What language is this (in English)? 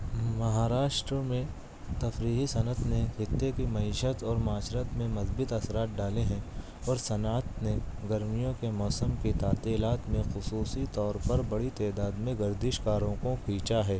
Urdu